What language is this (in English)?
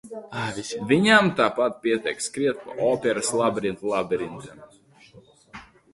Latvian